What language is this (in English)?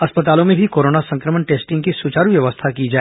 Hindi